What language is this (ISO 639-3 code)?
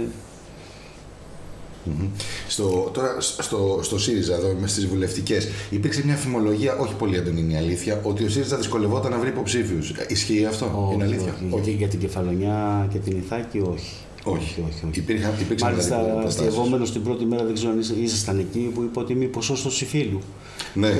ell